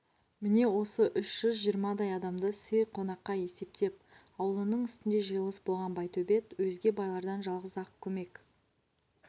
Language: Kazakh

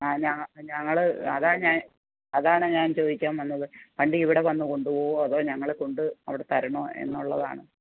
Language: Malayalam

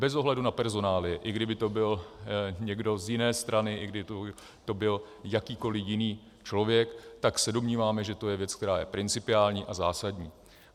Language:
Czech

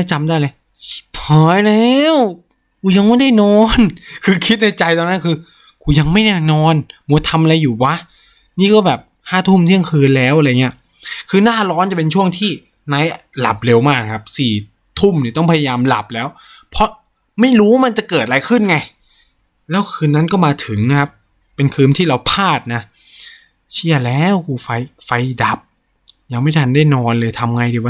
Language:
Thai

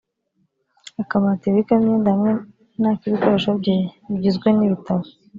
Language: Kinyarwanda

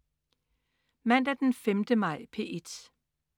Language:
Danish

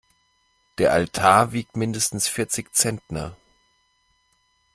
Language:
German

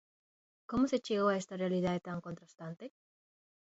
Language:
Galician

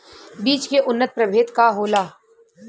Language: Bhojpuri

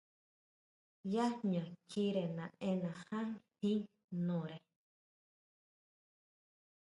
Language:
Huautla Mazatec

